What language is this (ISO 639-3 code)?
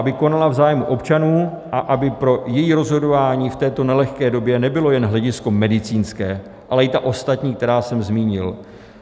ces